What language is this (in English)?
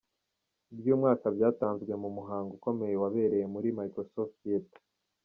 Kinyarwanda